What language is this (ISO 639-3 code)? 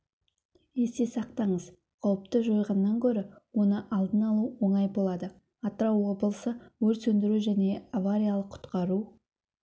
kaz